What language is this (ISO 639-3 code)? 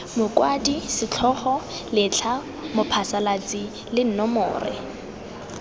tsn